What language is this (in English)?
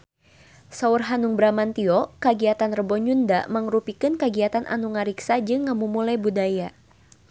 Sundanese